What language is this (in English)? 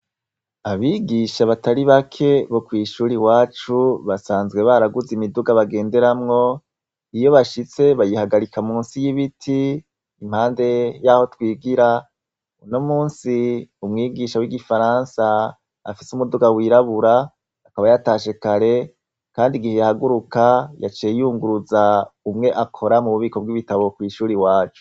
Rundi